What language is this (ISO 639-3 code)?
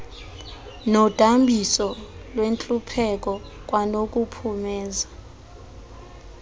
xho